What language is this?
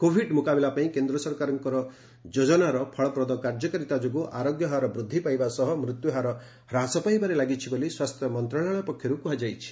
Odia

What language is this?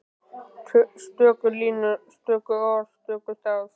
Icelandic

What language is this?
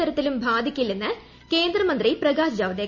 Malayalam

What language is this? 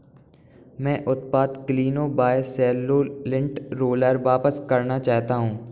Hindi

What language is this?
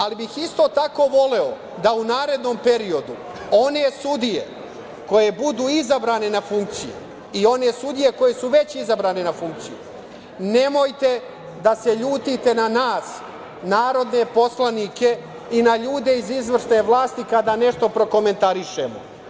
Serbian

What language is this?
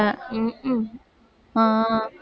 Tamil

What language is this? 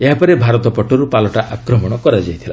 Odia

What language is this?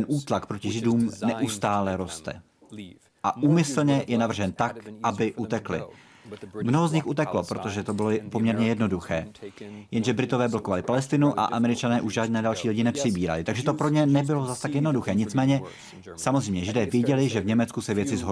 Czech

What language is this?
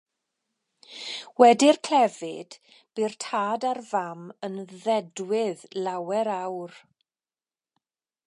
Welsh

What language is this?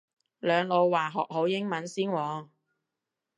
Cantonese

